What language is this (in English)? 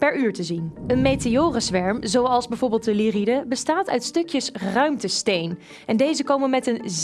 Dutch